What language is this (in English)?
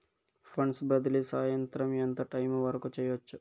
Telugu